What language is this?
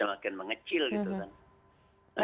Indonesian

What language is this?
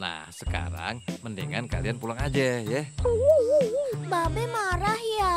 Indonesian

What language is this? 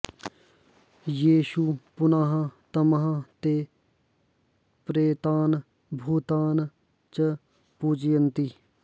Sanskrit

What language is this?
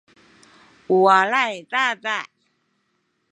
Sakizaya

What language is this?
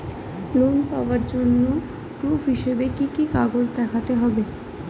Bangla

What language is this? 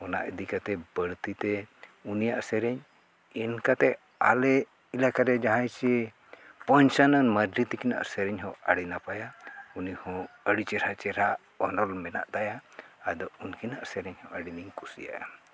Santali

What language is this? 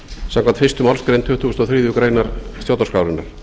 Icelandic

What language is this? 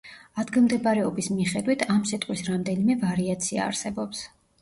Georgian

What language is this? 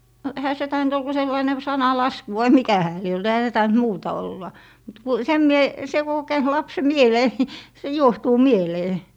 Finnish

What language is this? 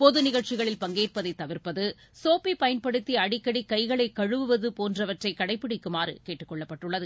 Tamil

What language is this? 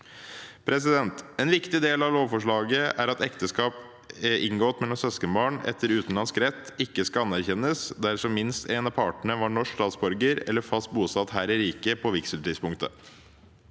Norwegian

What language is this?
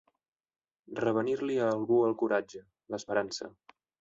Catalan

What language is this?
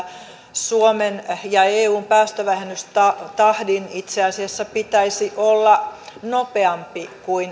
Finnish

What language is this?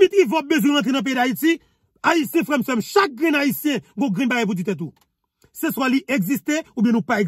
French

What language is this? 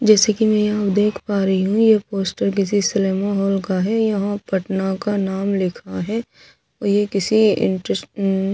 Hindi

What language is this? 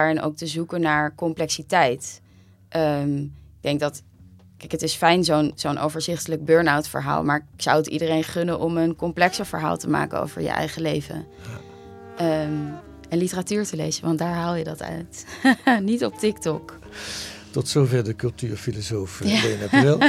Dutch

